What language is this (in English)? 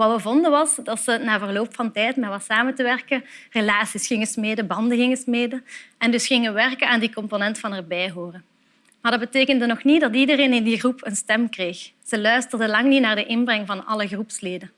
Dutch